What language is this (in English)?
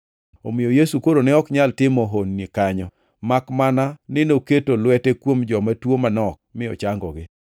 Luo (Kenya and Tanzania)